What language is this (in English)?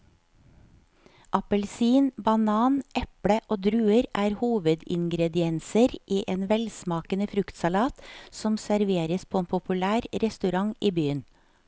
Norwegian